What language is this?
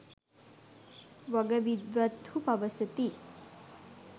Sinhala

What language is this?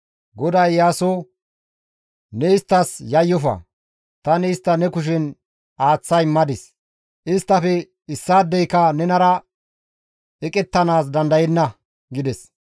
Gamo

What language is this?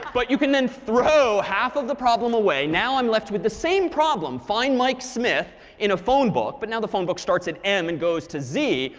English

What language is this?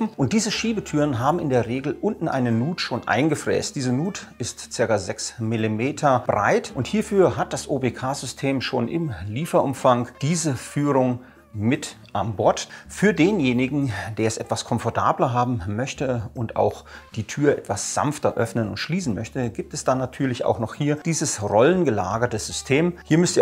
German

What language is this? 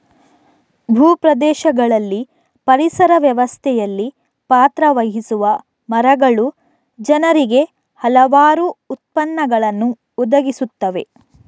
Kannada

